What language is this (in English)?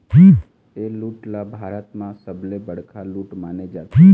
Chhattisgarhi